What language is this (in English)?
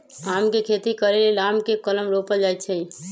Magahi